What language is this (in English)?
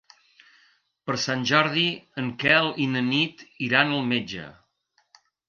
Catalan